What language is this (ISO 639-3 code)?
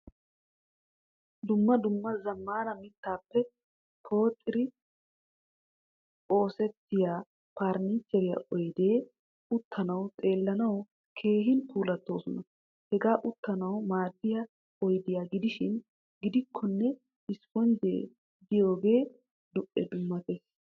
wal